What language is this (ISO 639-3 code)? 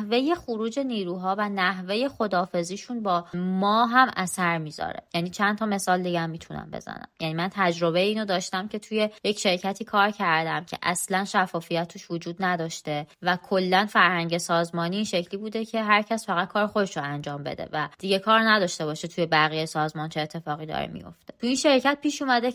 fas